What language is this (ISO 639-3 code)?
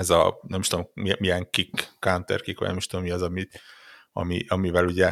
hun